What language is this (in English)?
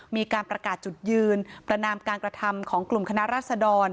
Thai